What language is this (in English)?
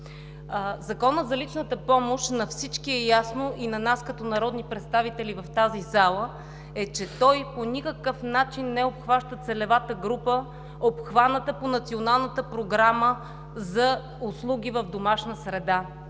Bulgarian